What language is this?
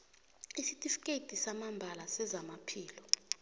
South Ndebele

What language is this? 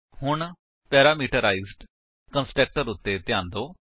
Punjabi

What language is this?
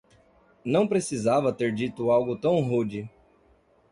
Portuguese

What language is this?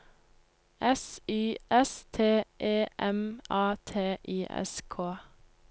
Norwegian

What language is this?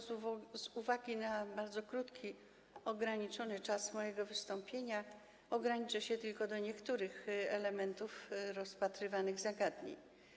Polish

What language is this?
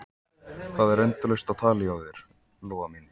Icelandic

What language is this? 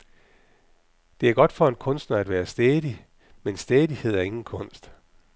Danish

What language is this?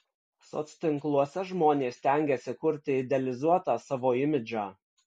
Lithuanian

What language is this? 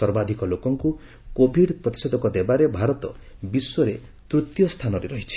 Odia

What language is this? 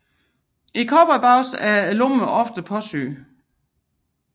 Danish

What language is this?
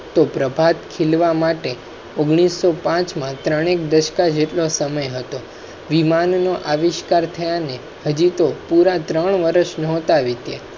Gujarati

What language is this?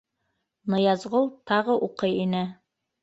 Bashkir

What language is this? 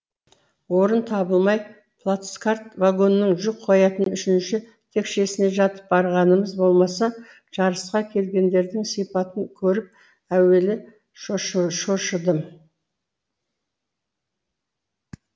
Kazakh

